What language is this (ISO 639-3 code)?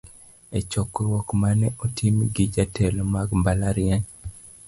luo